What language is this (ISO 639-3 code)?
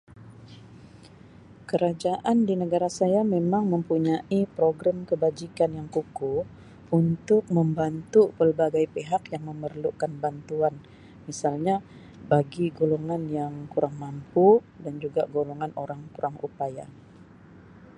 msi